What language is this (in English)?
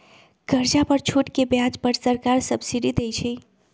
Magahi